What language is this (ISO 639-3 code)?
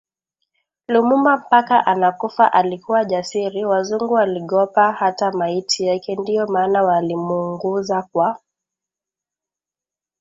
swa